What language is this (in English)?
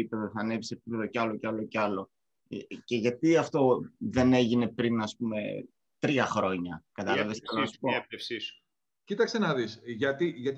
Greek